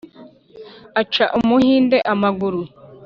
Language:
Kinyarwanda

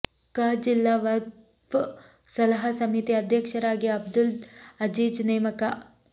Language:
Kannada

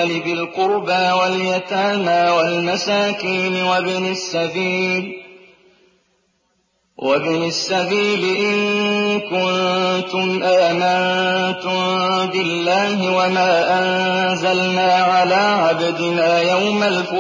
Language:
Arabic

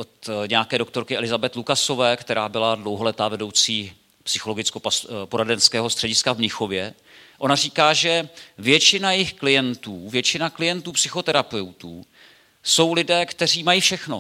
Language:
Czech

